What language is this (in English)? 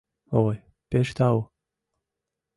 Mari